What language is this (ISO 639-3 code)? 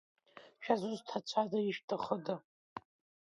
abk